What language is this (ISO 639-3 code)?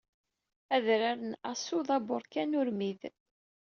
kab